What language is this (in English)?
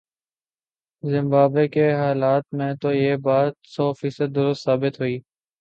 Urdu